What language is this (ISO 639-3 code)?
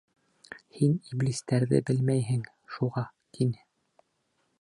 bak